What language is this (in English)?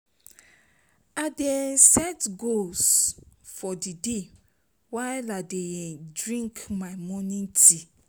Nigerian Pidgin